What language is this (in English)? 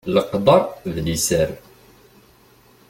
Kabyle